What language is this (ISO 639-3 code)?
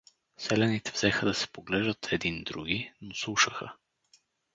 bul